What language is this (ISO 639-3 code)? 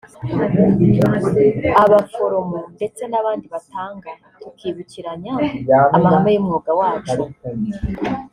kin